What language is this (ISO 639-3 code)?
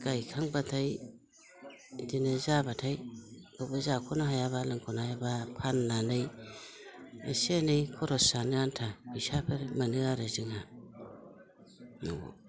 brx